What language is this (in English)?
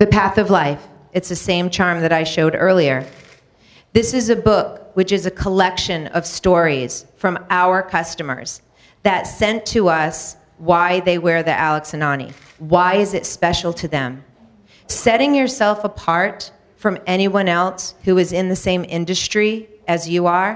English